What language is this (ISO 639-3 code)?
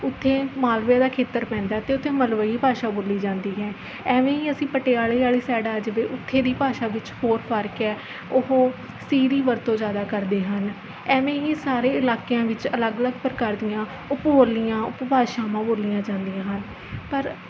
pan